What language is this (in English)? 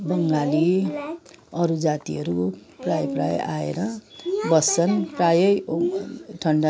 Nepali